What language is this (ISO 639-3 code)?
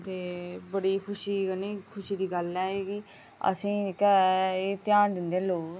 doi